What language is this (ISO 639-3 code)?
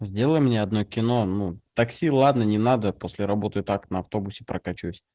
rus